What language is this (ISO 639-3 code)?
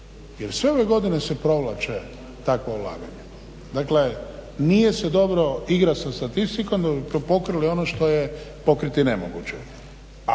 hrv